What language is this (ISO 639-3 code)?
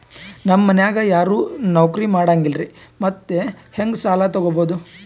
kan